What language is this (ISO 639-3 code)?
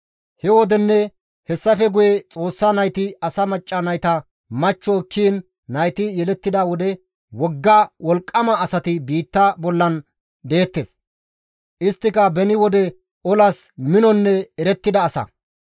gmv